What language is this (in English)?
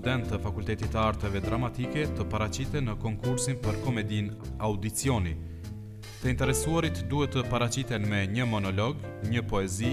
Russian